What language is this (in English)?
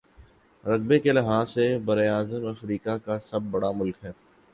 Urdu